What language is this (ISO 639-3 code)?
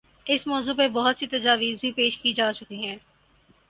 urd